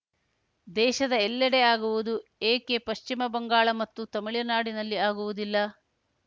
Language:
Kannada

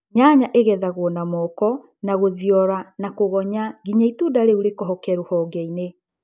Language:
Kikuyu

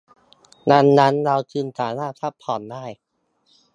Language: Thai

